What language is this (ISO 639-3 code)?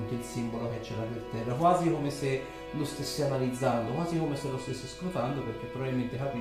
ita